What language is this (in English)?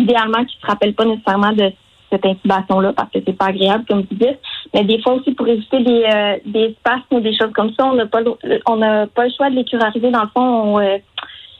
French